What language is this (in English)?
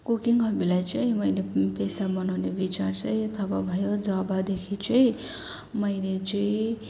Nepali